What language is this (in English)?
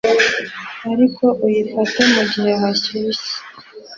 Kinyarwanda